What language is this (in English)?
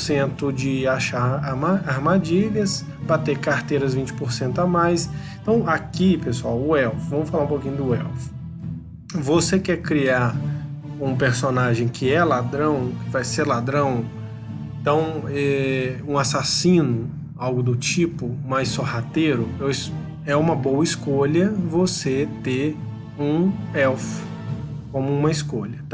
Portuguese